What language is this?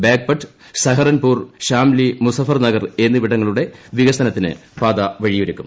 Malayalam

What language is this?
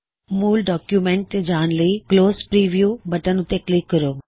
Punjabi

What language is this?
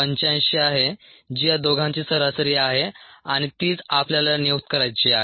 Marathi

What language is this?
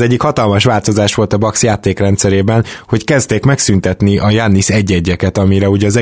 Hungarian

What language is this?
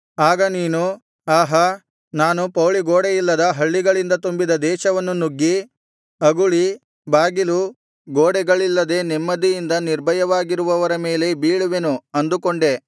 Kannada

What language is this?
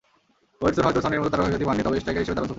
Bangla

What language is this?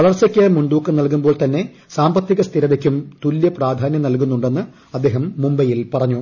Malayalam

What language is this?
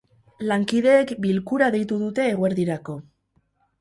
Basque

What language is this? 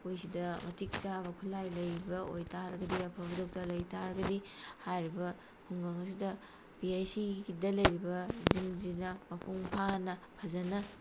Manipuri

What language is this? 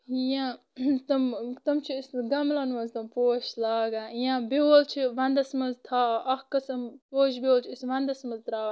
Kashmiri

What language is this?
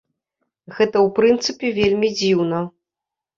Belarusian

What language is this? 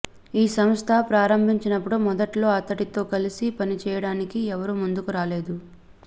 Telugu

